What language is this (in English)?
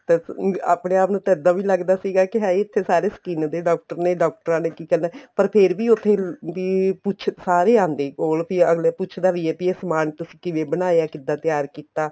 Punjabi